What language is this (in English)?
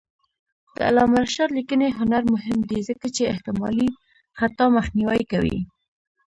Pashto